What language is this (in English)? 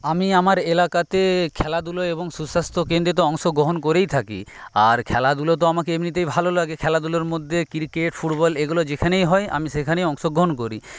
Bangla